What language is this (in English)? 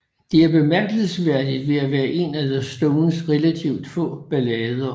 Danish